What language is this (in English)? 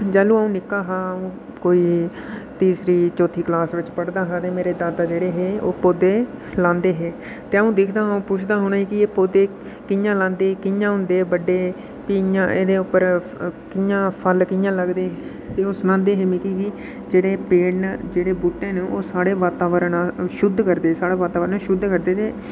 Dogri